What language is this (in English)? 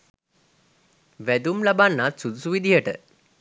Sinhala